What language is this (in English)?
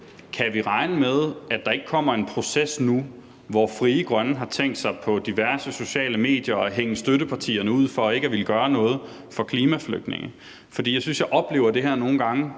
Danish